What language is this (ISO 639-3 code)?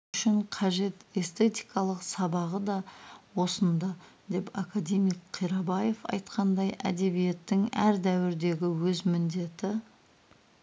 kaz